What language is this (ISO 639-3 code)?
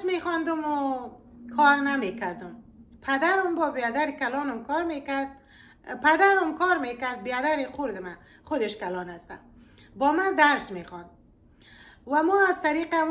fas